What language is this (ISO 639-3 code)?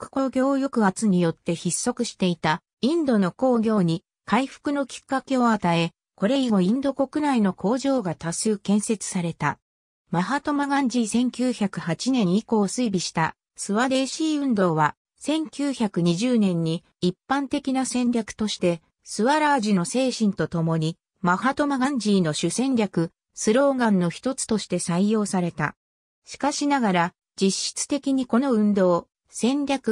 jpn